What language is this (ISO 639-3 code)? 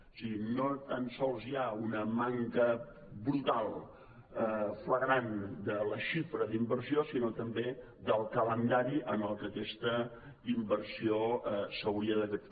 cat